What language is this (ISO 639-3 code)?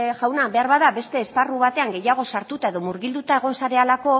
eus